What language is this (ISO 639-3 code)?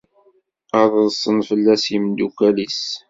kab